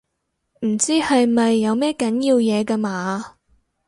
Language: Cantonese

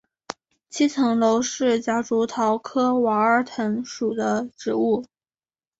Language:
Chinese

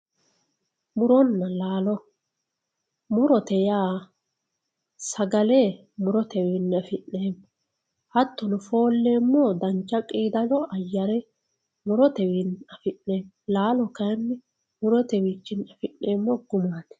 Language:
Sidamo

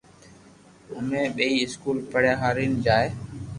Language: Loarki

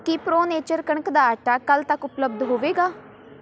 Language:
Punjabi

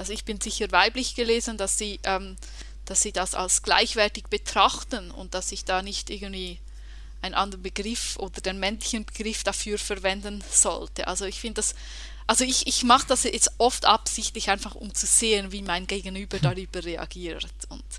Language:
German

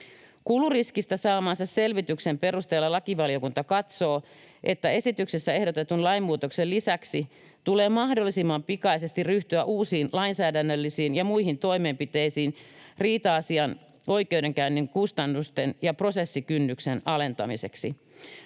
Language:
Finnish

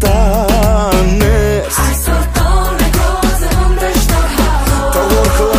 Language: Polish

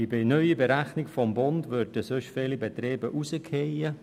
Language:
Swiss German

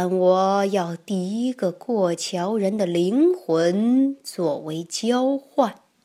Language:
Chinese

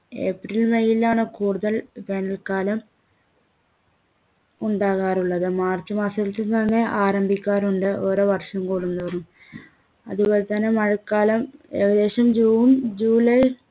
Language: Malayalam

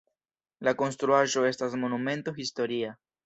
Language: Esperanto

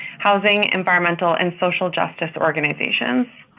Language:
English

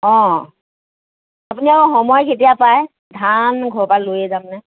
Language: Assamese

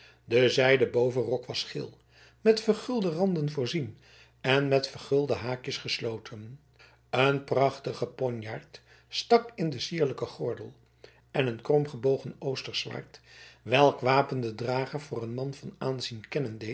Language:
Dutch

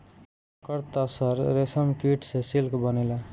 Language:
Bhojpuri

